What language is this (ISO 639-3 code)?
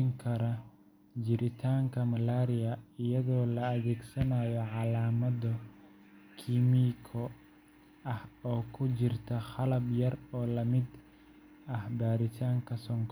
som